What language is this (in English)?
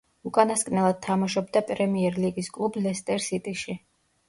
Georgian